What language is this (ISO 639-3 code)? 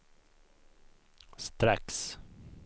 swe